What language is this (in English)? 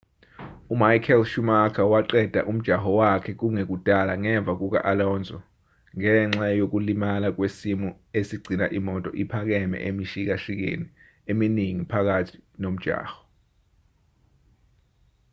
Zulu